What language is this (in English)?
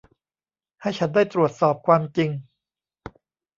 Thai